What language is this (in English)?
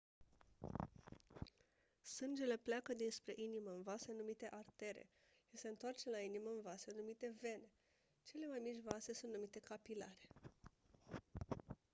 Romanian